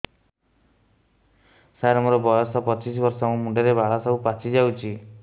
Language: Odia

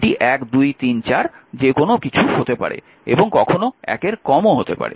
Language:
Bangla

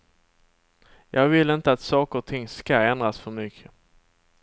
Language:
Swedish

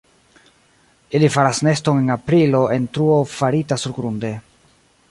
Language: Esperanto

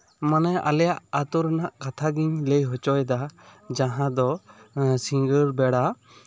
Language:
Santali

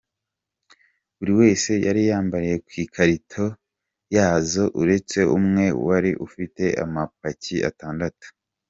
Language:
Kinyarwanda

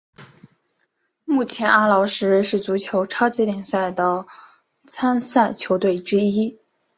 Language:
Chinese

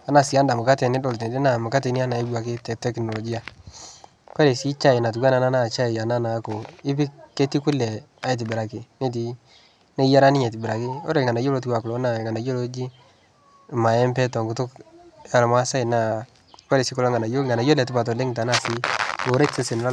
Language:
Masai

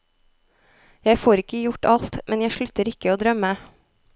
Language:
Norwegian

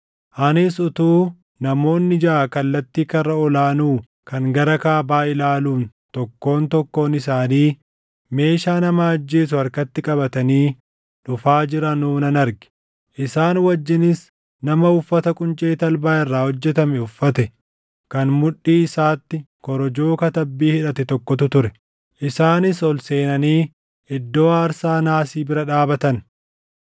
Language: Oromo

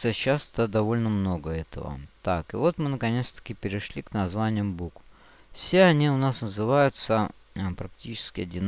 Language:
Russian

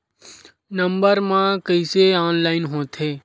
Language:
Chhattisgarhi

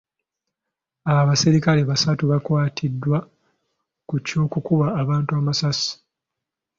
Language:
Ganda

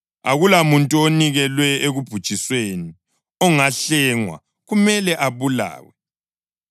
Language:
North Ndebele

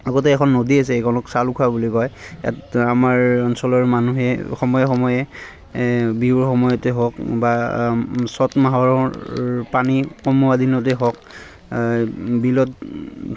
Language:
Assamese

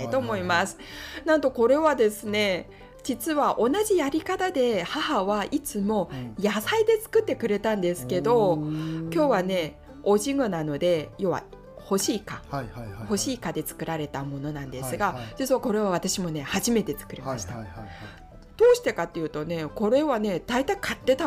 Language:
Japanese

